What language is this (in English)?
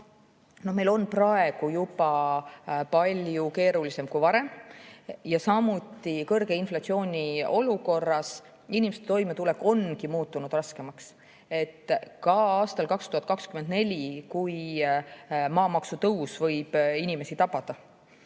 Estonian